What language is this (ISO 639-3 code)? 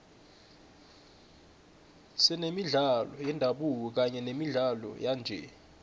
nbl